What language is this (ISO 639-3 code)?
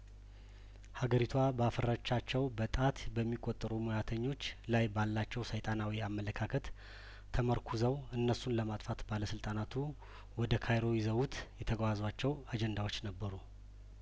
amh